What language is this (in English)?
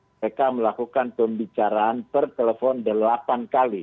Indonesian